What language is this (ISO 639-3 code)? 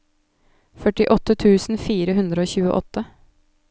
nor